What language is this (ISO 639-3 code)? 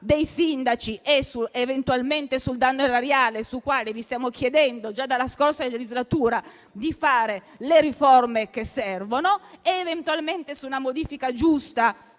ita